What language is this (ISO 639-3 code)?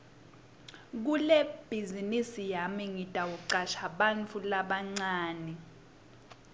ssw